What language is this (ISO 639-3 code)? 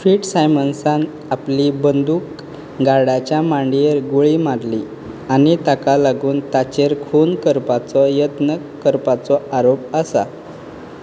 kok